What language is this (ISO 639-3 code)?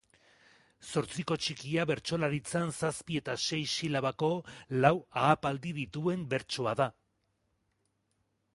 eus